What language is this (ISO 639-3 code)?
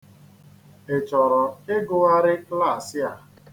ibo